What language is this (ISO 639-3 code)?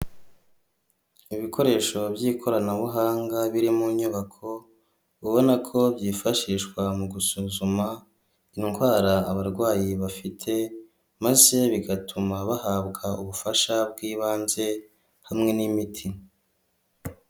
kin